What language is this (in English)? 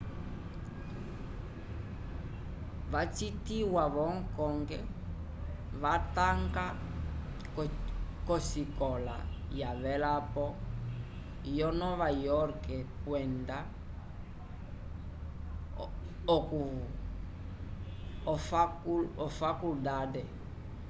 Umbundu